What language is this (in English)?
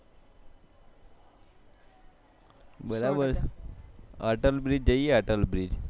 Gujarati